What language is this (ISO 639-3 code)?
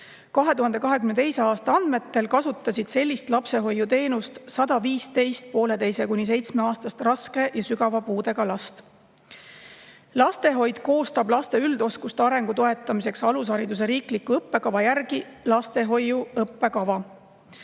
est